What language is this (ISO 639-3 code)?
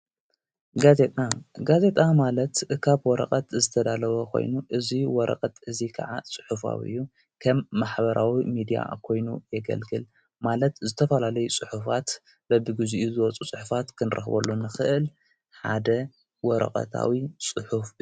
tir